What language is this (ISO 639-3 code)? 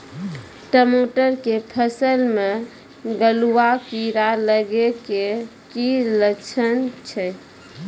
mai